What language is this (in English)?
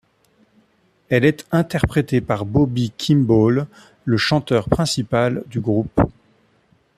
French